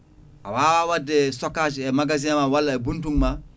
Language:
Fula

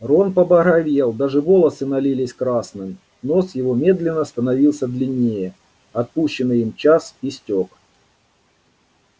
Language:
Russian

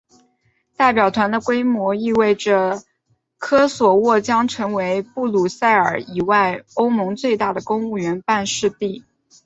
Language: Chinese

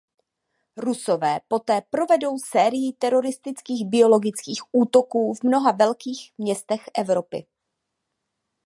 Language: Czech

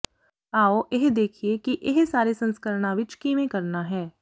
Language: Punjabi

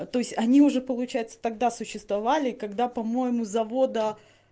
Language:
Russian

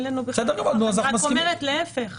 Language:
Hebrew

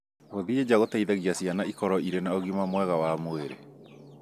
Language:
Kikuyu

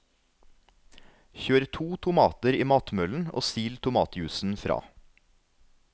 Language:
Norwegian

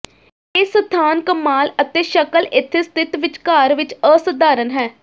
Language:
Punjabi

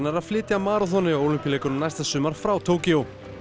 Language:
Icelandic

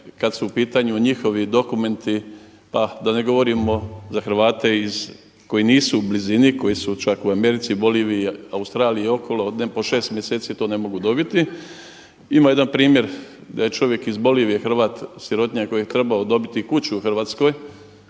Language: Croatian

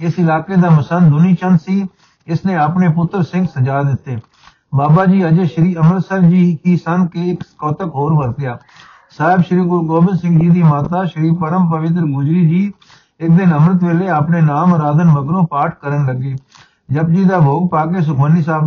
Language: Punjabi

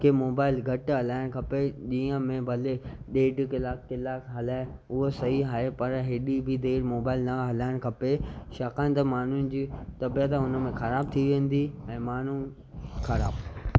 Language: Sindhi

